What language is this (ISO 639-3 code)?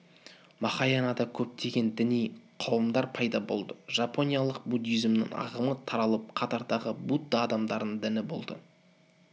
kaz